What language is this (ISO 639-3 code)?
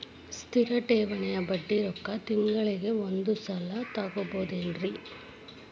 kan